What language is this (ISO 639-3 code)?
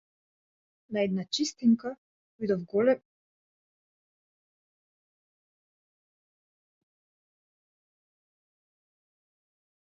mkd